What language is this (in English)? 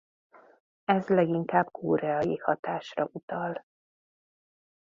Hungarian